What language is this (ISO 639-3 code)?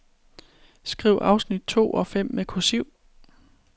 dan